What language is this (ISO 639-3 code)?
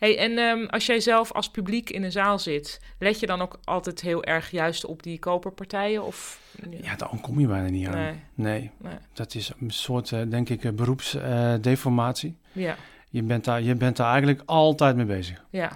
nld